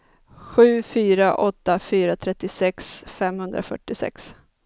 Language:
Swedish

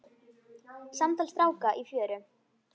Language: Icelandic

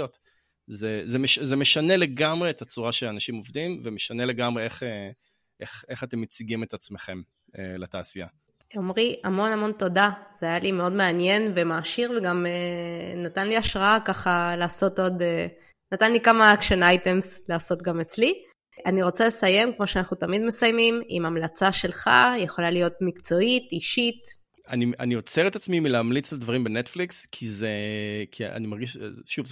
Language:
Hebrew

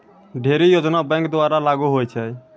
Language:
Maithili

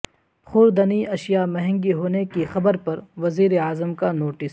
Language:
Urdu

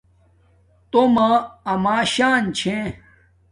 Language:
Domaaki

